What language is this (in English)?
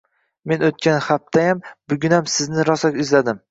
Uzbek